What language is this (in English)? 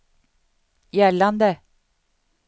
Swedish